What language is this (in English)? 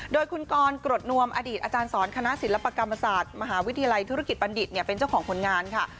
Thai